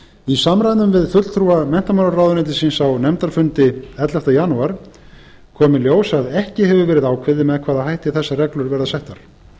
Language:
Icelandic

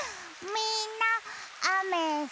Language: Japanese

